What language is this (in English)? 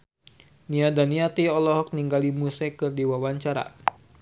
Sundanese